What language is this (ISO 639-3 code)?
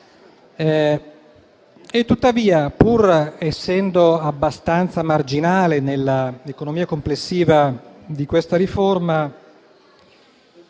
ita